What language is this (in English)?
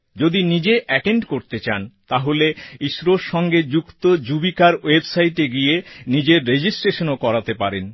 Bangla